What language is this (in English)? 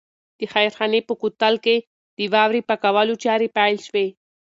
Pashto